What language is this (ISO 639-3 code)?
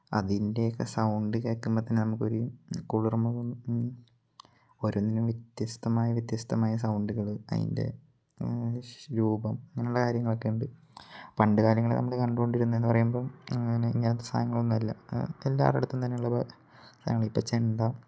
mal